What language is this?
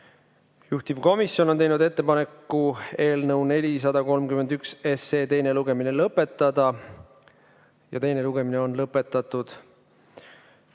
Estonian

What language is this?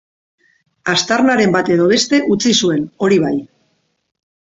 Basque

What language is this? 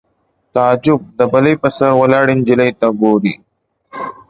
Pashto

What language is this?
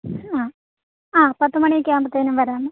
Malayalam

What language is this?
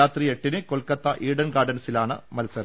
Malayalam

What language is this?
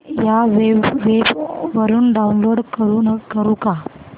Marathi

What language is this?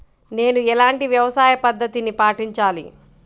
Telugu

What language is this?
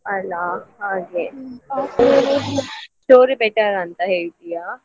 Kannada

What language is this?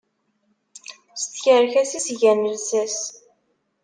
Kabyle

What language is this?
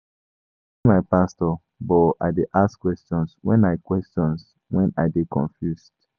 Nigerian Pidgin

